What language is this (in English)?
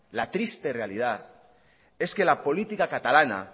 Spanish